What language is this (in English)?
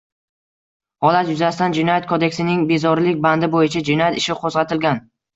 Uzbek